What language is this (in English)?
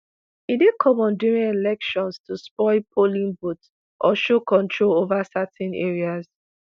Nigerian Pidgin